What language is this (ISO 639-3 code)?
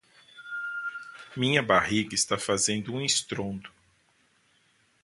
por